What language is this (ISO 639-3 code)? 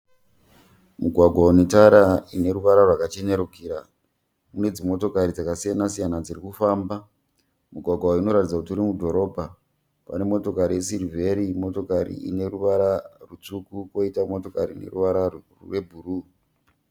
sna